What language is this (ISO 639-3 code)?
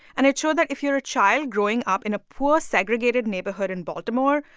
eng